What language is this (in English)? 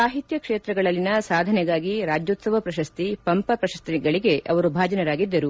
Kannada